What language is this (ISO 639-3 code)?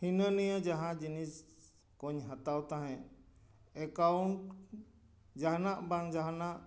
sat